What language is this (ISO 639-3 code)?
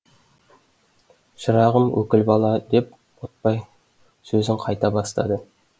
kaz